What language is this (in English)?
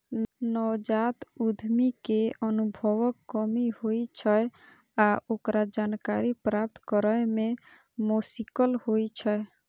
Maithili